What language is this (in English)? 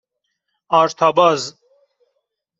Persian